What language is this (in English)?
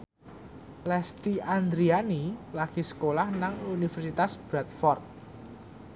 Javanese